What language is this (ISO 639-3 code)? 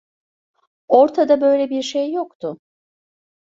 tur